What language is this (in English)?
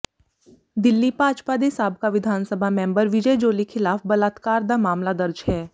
Punjabi